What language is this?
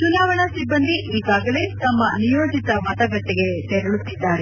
Kannada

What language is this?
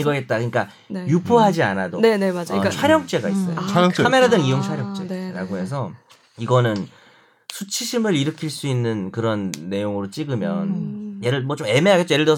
Korean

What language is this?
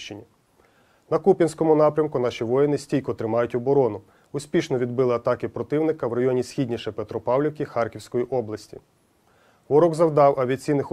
Ukrainian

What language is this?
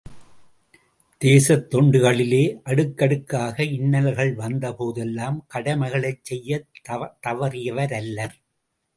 Tamil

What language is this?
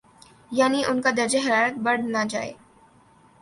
Urdu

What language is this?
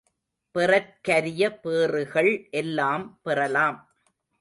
Tamil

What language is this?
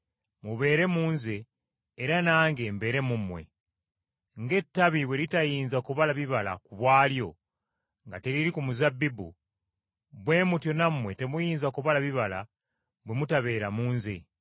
Ganda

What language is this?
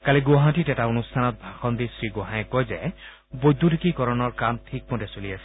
Assamese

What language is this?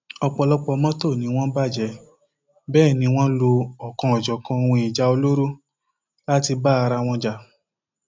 Yoruba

